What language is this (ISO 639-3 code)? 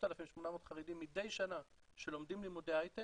heb